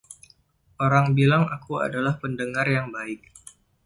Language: Indonesian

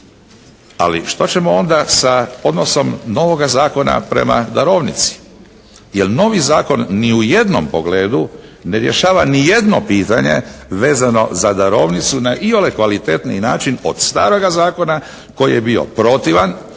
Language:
Croatian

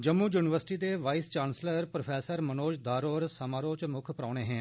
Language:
Dogri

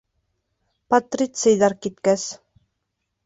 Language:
Bashkir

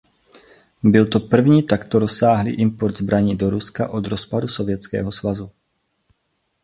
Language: Czech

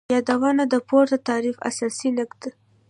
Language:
Pashto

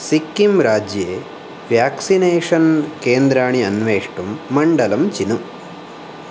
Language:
Sanskrit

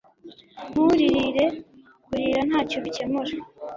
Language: Kinyarwanda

